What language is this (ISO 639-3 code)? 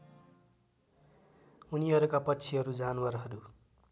nep